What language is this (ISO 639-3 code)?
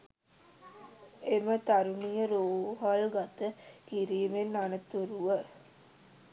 sin